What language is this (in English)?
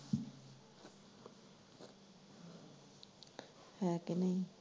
Punjabi